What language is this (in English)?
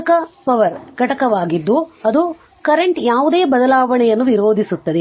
Kannada